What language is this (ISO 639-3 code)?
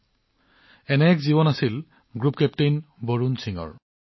asm